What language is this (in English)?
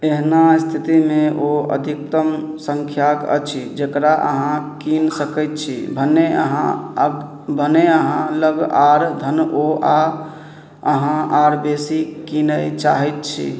Maithili